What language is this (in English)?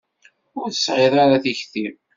Kabyle